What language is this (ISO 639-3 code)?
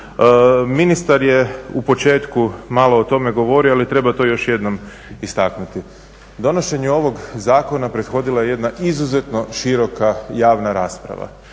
hrv